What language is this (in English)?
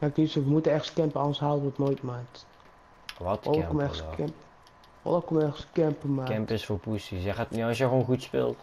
Dutch